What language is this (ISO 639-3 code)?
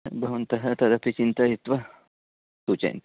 san